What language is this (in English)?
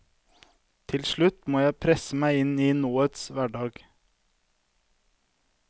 Norwegian